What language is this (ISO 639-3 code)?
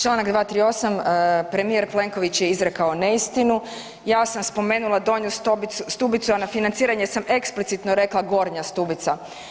hrv